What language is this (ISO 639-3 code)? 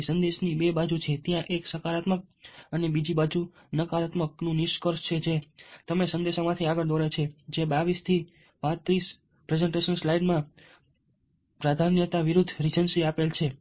guj